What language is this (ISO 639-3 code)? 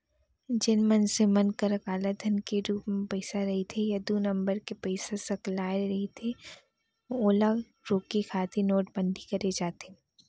hne